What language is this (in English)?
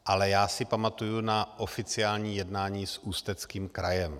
Czech